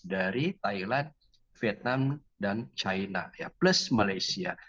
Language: Indonesian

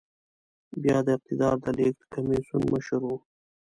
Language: Pashto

